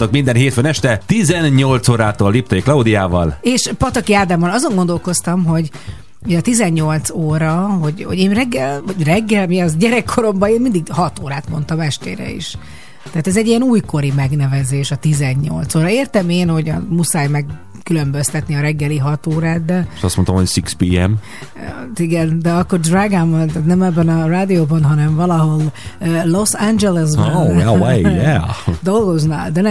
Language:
Hungarian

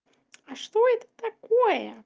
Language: Russian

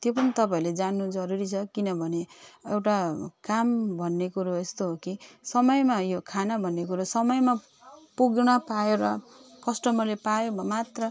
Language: Nepali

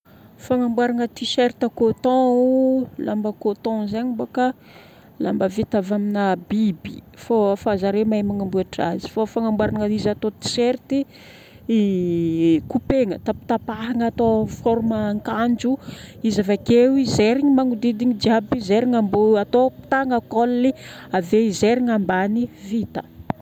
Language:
Northern Betsimisaraka Malagasy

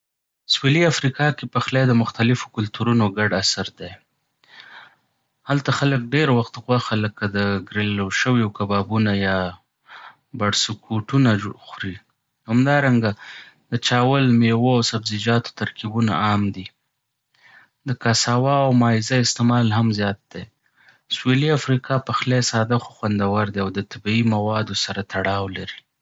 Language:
Pashto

